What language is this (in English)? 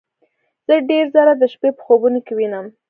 Pashto